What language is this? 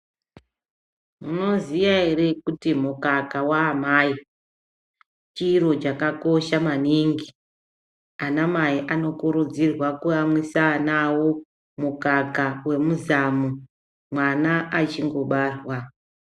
Ndau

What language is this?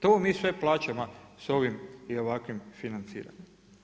Croatian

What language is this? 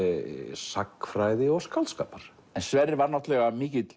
Icelandic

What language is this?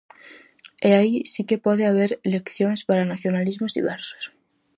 Galician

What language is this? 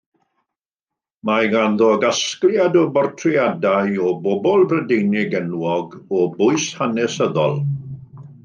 Welsh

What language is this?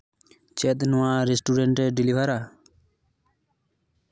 Santali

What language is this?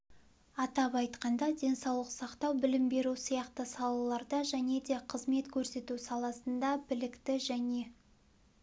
Kazakh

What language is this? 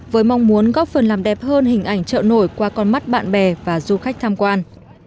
Vietnamese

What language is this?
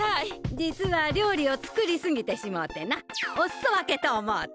Japanese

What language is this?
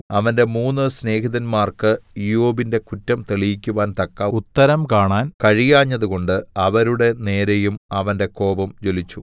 Malayalam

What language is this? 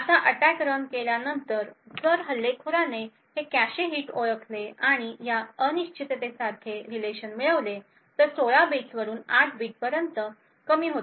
Marathi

